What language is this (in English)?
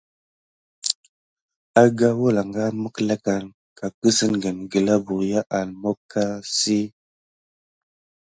Gidar